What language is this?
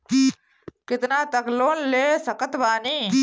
Bhojpuri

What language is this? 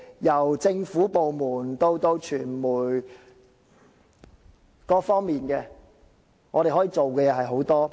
Cantonese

